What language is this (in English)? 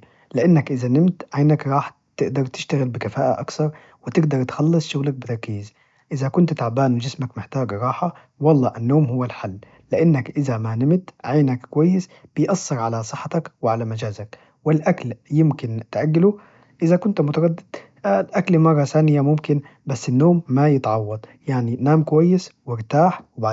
Najdi Arabic